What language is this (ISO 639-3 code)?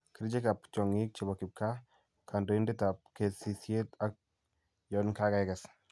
kln